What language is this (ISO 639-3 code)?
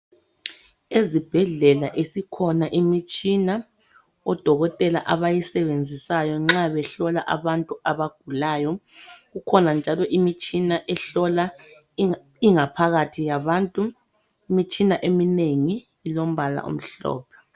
nde